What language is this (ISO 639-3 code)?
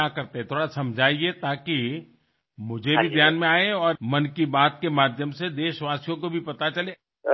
mar